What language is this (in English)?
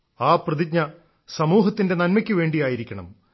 Malayalam